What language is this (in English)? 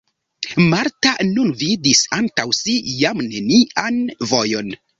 Esperanto